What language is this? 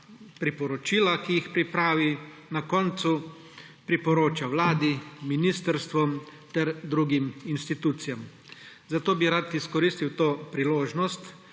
Slovenian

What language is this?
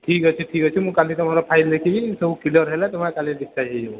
Odia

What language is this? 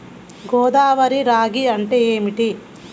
Telugu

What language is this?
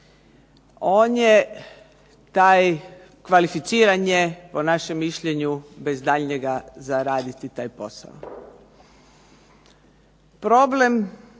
Croatian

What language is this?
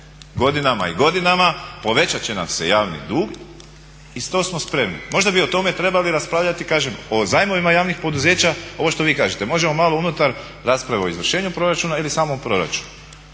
Croatian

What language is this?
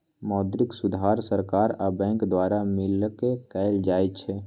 Magahi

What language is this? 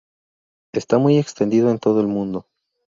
Spanish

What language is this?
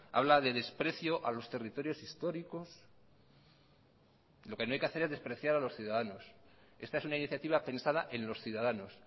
Spanish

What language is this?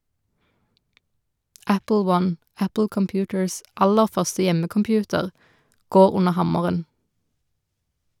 Norwegian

